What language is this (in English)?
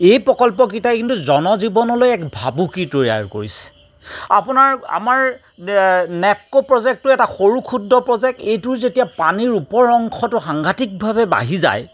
Assamese